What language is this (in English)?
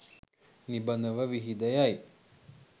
Sinhala